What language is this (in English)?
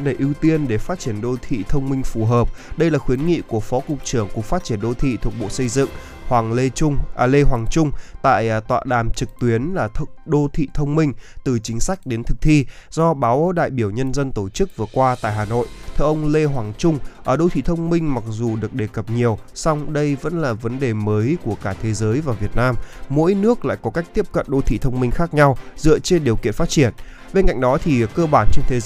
Vietnamese